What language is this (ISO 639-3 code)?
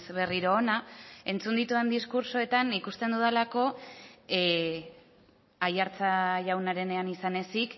eus